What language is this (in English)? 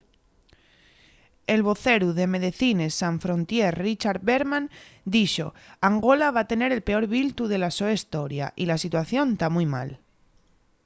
Asturian